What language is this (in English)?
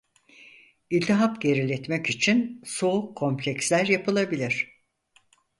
Turkish